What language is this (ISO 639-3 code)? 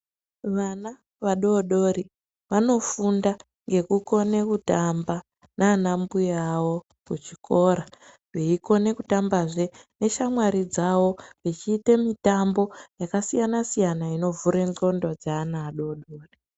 ndc